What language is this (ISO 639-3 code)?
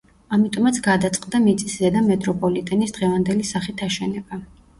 kat